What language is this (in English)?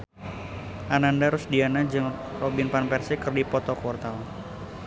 Sundanese